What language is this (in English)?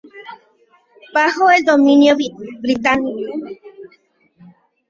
Spanish